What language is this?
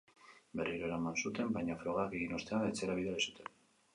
Basque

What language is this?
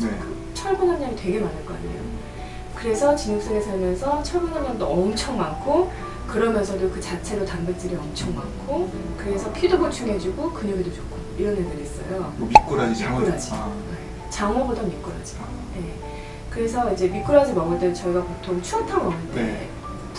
Korean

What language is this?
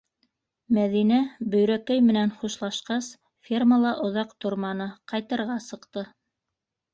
Bashkir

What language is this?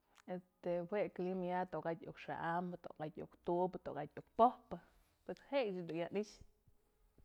Mazatlán Mixe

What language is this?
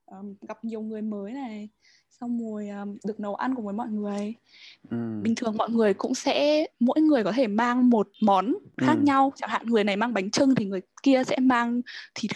Vietnamese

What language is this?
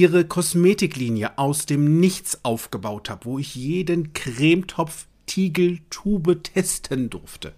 German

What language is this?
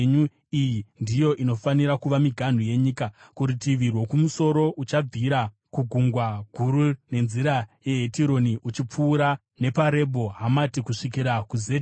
Shona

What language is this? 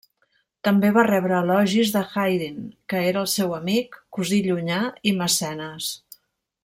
Catalan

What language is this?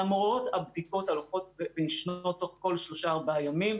Hebrew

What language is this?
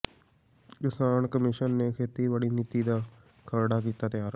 Punjabi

